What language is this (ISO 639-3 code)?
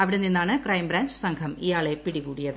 mal